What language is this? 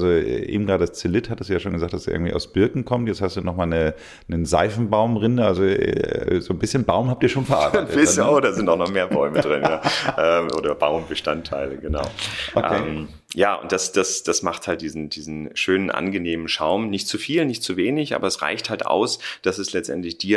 German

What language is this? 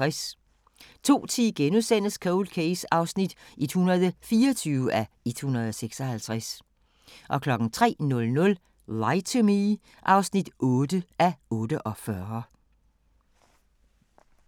Danish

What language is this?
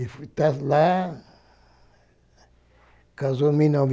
Portuguese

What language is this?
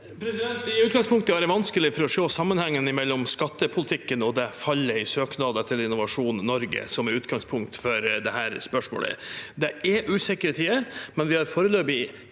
Norwegian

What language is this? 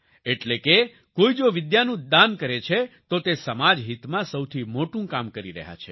Gujarati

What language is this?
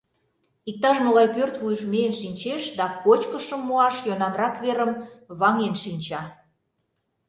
Mari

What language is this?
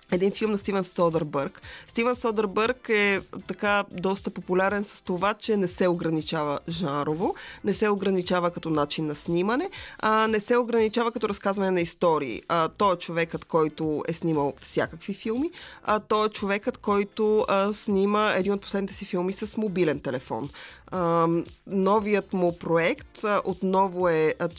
Bulgarian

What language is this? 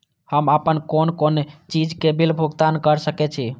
Maithili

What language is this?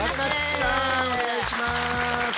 Japanese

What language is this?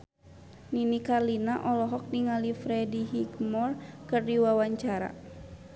Sundanese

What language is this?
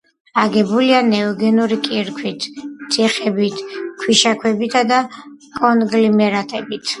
Georgian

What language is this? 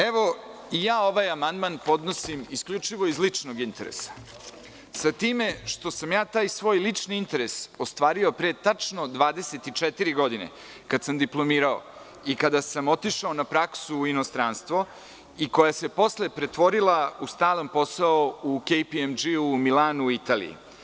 Serbian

